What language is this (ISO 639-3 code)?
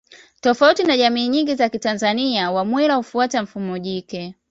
swa